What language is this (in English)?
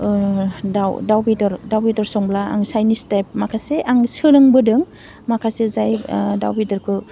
Bodo